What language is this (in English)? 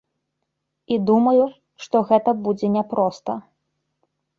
Belarusian